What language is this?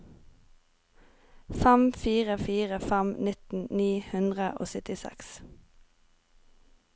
Norwegian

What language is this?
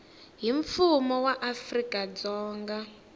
Tsonga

